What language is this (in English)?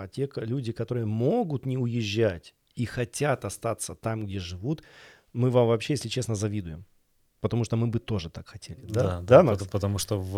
Russian